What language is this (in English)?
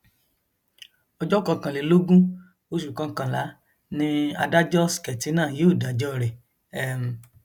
Yoruba